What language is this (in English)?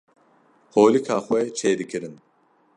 Kurdish